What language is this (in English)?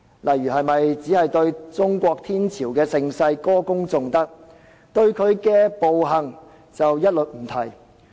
Cantonese